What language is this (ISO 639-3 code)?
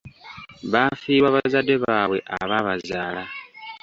lug